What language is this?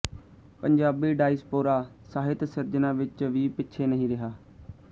Punjabi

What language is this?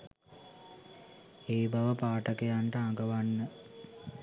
Sinhala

